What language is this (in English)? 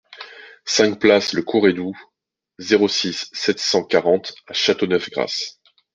French